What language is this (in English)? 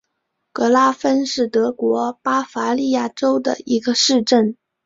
Chinese